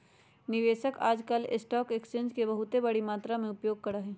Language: Magahi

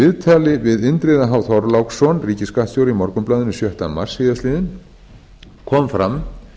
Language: Icelandic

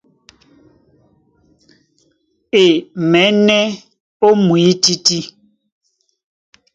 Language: Duala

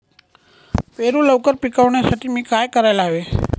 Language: Marathi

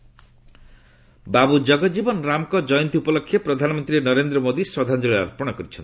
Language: Odia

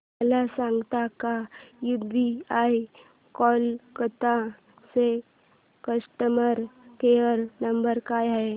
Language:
Marathi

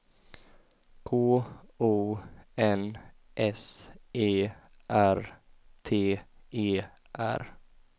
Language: Swedish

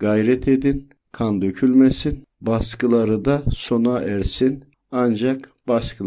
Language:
Turkish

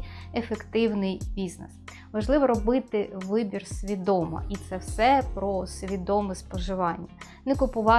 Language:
Ukrainian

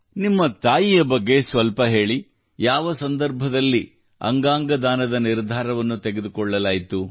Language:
Kannada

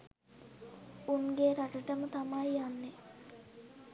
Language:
Sinhala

